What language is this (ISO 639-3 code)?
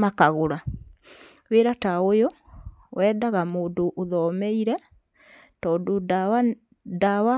kik